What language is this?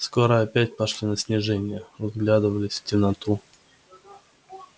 Russian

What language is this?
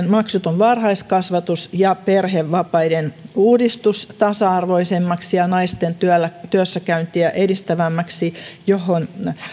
Finnish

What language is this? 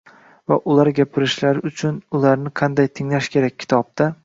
Uzbek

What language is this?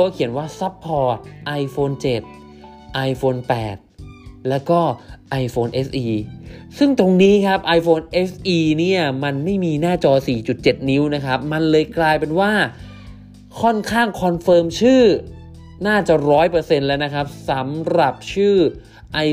Thai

